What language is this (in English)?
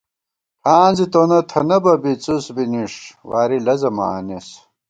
Gawar-Bati